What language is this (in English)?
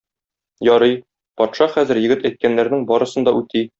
Tatar